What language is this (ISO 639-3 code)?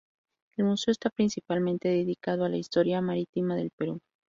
spa